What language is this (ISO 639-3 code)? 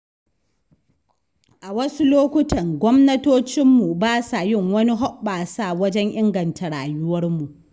hau